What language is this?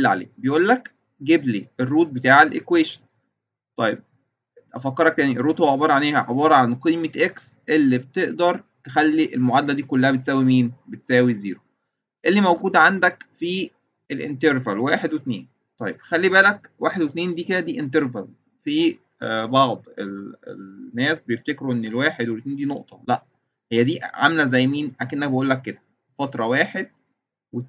Arabic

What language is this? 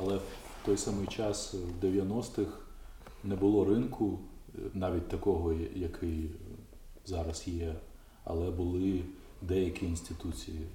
Ukrainian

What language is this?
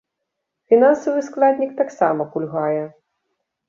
Belarusian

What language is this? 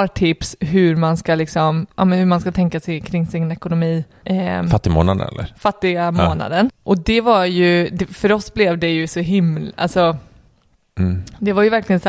Swedish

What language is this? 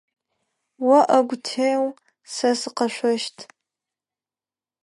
Adyghe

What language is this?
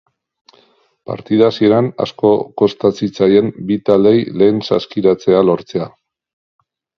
Basque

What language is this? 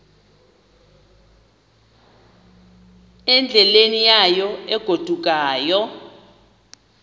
Xhosa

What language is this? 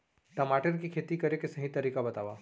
Chhattisgarhi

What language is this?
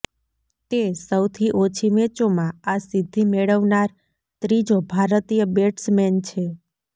Gujarati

